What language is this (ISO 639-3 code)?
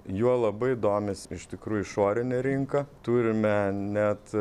lit